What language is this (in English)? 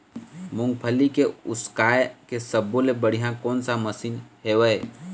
Chhattisgarhi